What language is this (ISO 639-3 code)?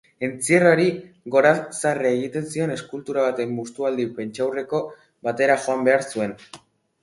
eus